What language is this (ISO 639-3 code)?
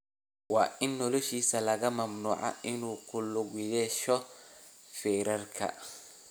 som